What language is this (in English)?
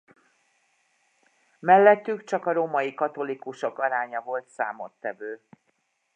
Hungarian